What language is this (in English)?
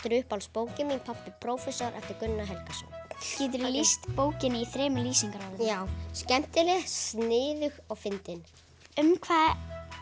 Icelandic